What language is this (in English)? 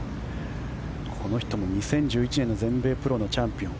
Japanese